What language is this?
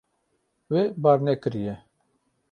Kurdish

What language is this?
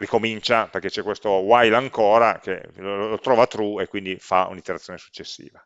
Italian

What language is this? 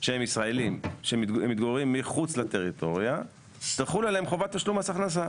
Hebrew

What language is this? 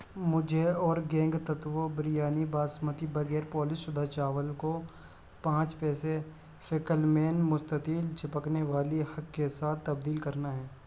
Urdu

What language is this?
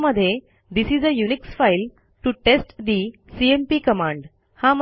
Marathi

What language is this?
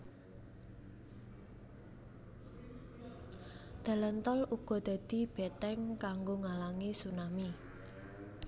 Javanese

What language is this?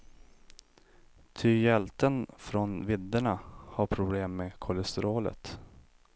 Swedish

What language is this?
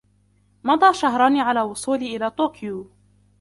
Arabic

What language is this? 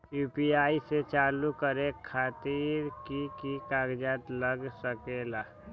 Magahi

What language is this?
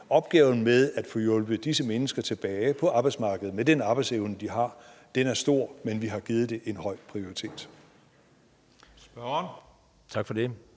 Danish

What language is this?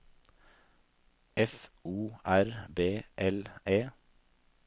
Norwegian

